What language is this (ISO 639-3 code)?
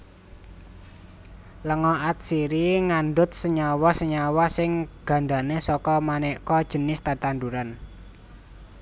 jav